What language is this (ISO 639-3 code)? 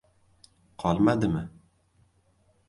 uzb